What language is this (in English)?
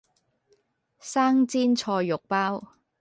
Cantonese